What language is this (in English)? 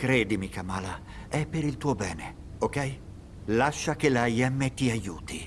Italian